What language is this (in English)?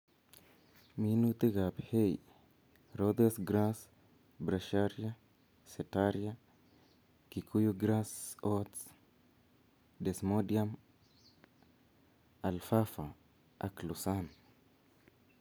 Kalenjin